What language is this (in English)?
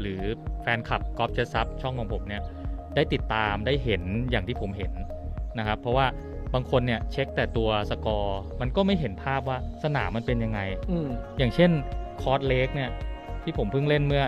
Thai